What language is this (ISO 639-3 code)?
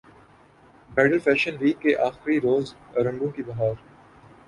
urd